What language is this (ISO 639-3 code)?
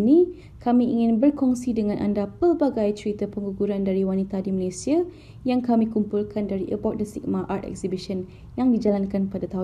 msa